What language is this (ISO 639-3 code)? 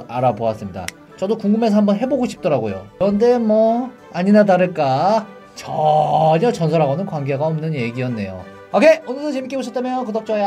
kor